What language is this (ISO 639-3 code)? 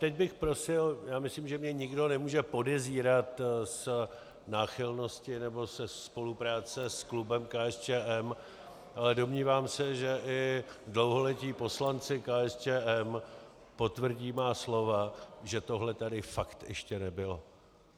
ces